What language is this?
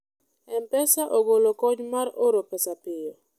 Luo (Kenya and Tanzania)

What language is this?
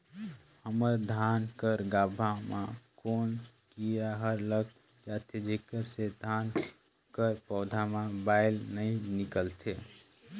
Chhattisgarhi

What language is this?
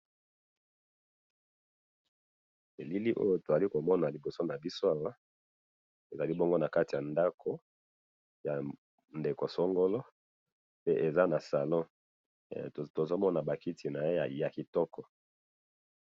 Lingala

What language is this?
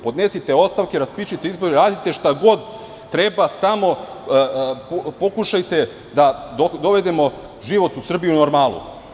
Serbian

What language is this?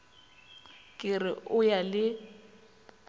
Northern Sotho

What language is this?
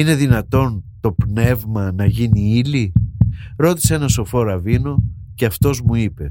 Greek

